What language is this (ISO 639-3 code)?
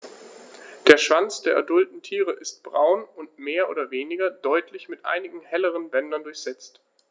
deu